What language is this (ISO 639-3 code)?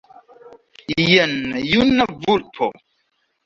epo